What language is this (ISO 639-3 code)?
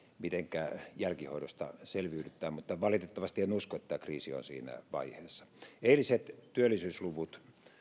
fin